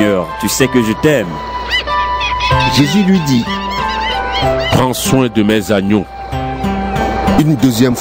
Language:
French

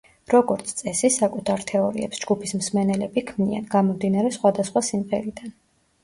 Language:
Georgian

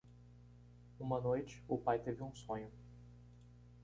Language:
Portuguese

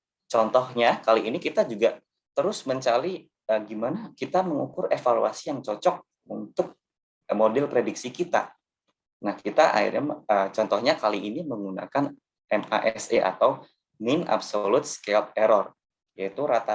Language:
Indonesian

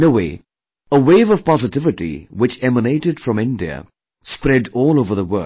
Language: English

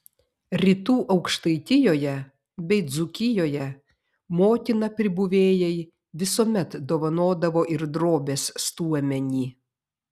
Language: Lithuanian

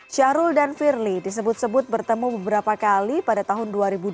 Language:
Indonesian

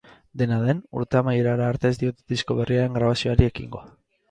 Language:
Basque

